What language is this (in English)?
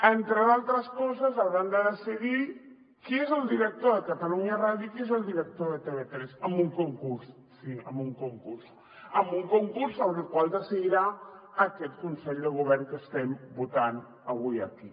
Catalan